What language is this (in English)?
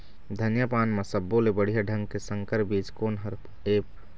Chhattisgarhi